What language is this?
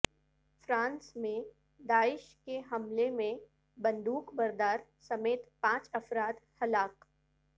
Urdu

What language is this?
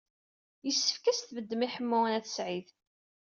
Kabyle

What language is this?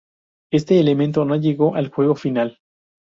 Spanish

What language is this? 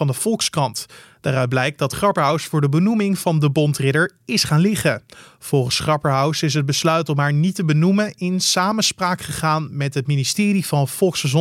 Dutch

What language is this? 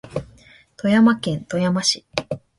Japanese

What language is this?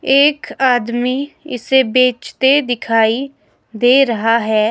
Hindi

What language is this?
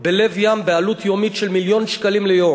Hebrew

